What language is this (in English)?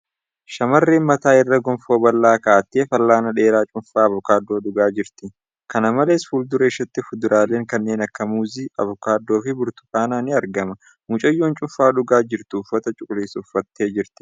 Oromo